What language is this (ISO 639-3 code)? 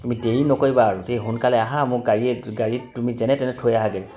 asm